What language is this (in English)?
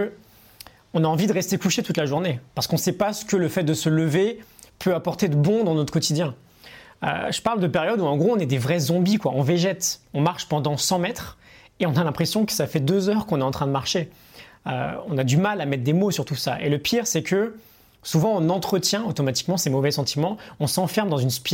French